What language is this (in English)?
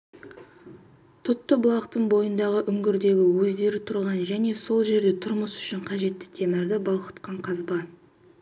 Kazakh